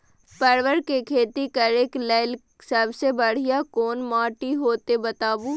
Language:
Maithili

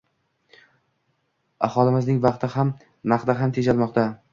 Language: Uzbek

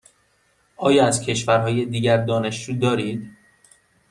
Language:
Persian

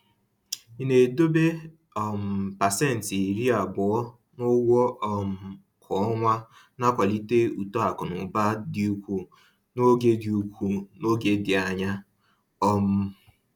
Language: Igbo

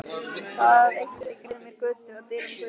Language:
Icelandic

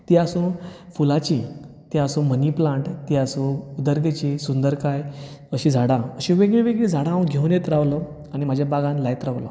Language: Konkani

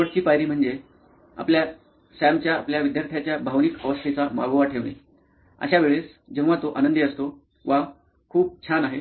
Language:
Marathi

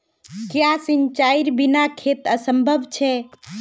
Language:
Magahi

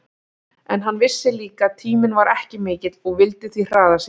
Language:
Icelandic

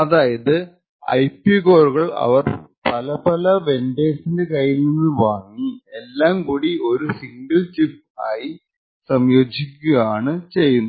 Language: Malayalam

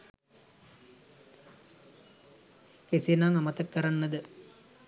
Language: Sinhala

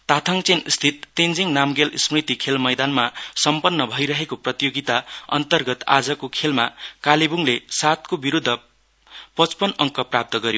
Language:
Nepali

